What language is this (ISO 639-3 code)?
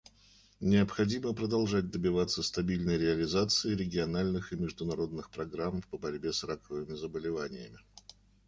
rus